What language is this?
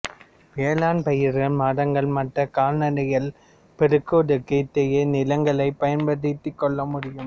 Tamil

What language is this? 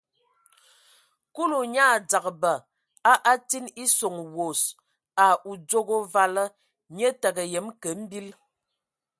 Ewondo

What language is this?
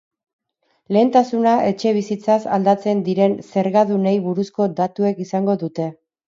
Basque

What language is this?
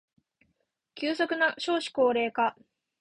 Japanese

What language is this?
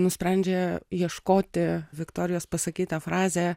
Lithuanian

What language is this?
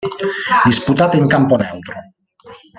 Italian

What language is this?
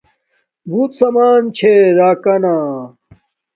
Domaaki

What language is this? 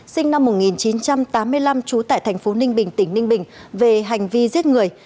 Vietnamese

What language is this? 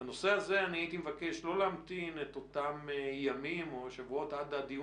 Hebrew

